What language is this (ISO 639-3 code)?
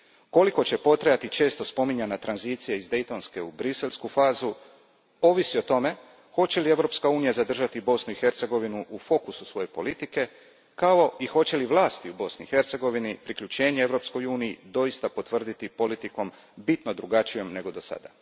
hrv